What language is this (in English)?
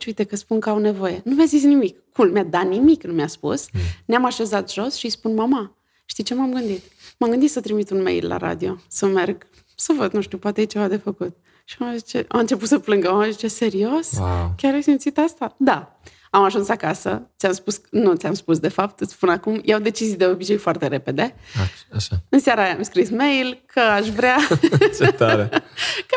Romanian